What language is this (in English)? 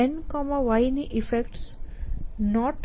Gujarati